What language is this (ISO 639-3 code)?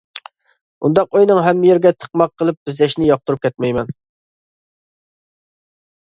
uig